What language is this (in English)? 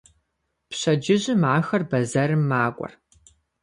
Kabardian